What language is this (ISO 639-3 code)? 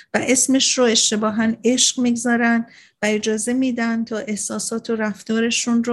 fas